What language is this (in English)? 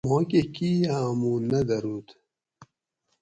Gawri